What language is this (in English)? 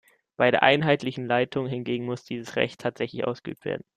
German